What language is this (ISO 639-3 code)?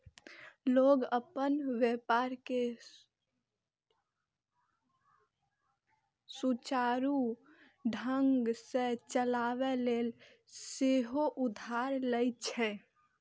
mai